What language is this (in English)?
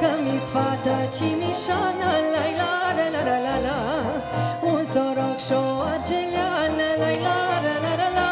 Romanian